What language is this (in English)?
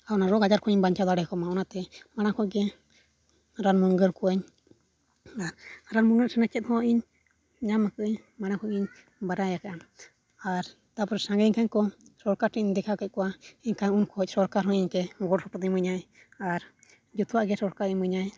Santali